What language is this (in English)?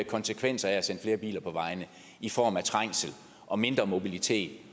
Danish